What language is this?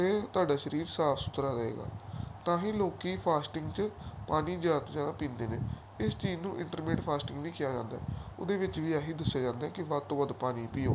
Punjabi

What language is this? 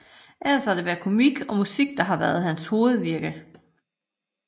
Danish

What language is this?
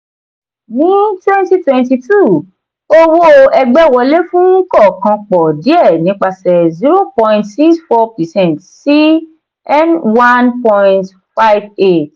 Yoruba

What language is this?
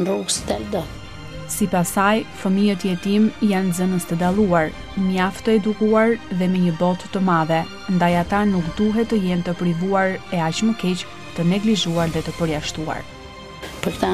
Lithuanian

